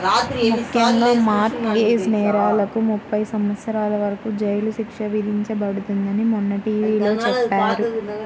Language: Telugu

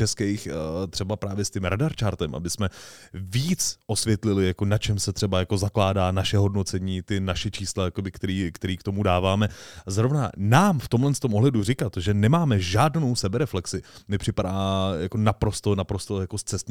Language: Czech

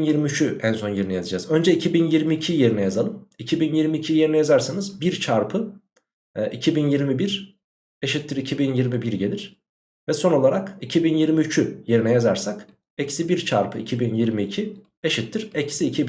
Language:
Turkish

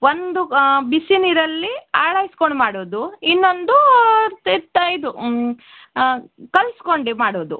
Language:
Kannada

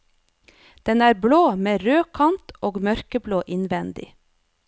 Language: Norwegian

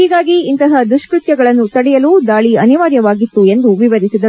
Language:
Kannada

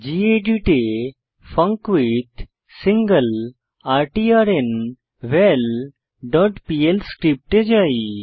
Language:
Bangla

